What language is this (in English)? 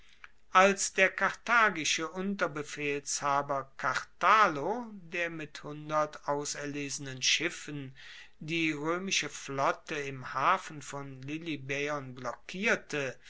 German